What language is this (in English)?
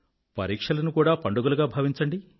Telugu